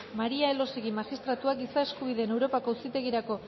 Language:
Basque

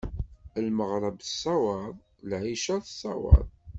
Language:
Kabyle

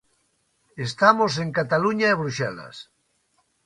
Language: Galician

